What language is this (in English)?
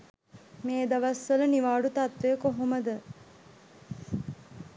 Sinhala